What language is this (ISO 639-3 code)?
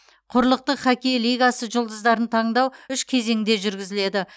kaz